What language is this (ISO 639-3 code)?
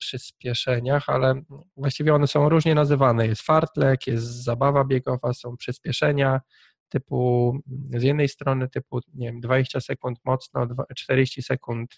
pol